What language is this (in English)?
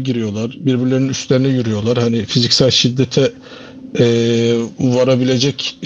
Turkish